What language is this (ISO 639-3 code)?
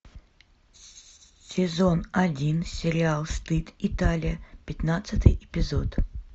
rus